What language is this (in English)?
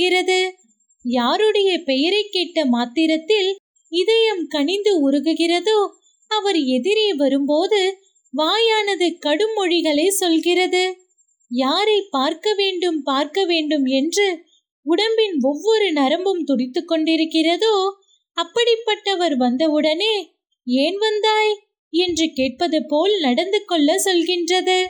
Tamil